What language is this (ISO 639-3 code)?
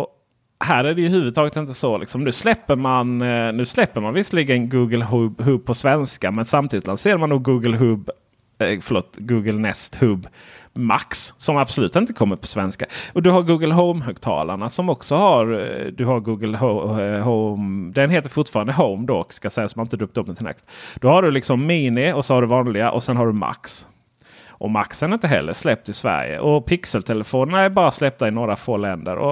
swe